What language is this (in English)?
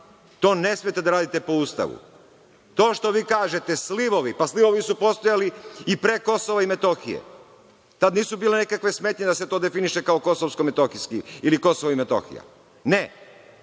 Serbian